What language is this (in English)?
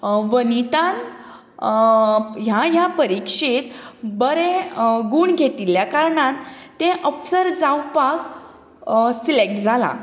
Konkani